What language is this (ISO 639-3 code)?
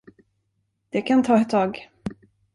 swe